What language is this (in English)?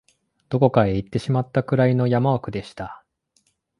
Japanese